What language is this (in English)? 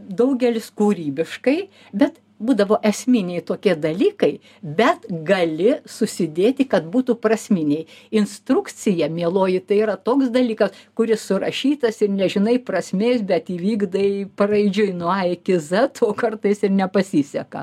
Lithuanian